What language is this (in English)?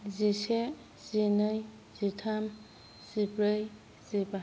Bodo